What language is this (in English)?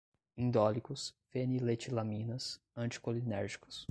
Portuguese